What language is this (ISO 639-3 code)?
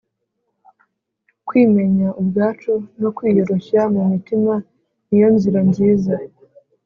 kin